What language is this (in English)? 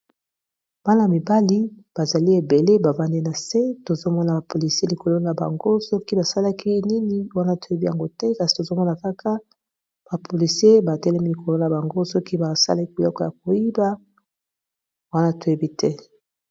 Lingala